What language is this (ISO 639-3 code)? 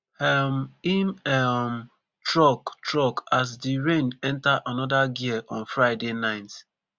pcm